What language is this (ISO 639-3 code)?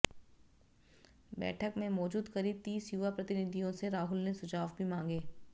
hin